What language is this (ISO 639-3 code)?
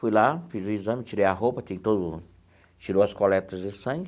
por